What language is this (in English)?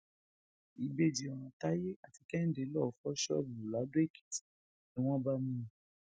Yoruba